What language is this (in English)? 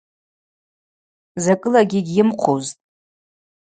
Abaza